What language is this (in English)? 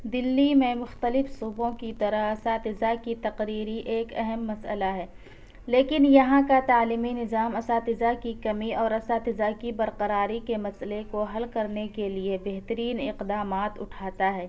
Urdu